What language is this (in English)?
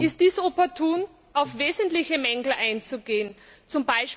German